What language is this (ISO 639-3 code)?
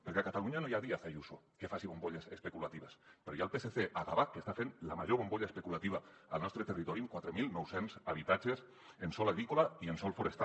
cat